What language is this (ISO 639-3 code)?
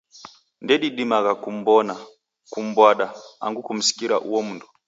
dav